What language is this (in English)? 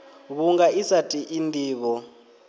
Venda